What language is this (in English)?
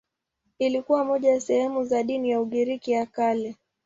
Swahili